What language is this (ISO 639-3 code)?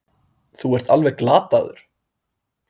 isl